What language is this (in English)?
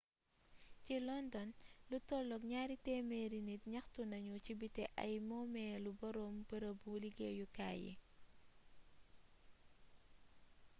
Wolof